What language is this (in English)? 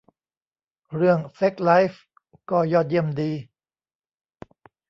Thai